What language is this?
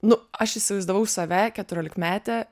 Lithuanian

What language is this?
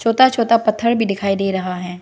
Hindi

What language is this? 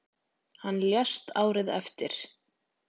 Icelandic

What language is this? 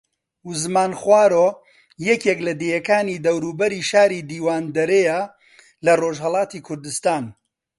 Central Kurdish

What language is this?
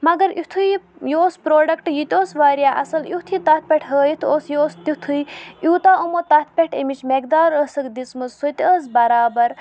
Kashmiri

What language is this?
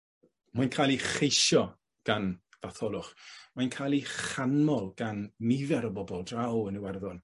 Welsh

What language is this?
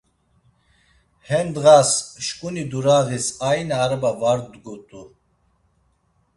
Laz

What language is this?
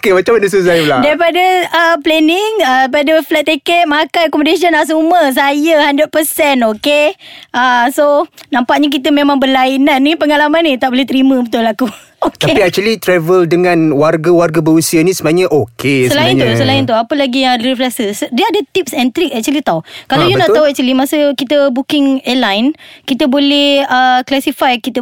Malay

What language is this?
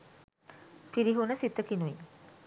Sinhala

